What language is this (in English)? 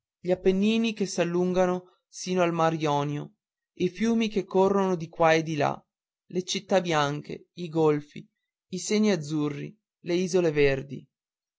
Italian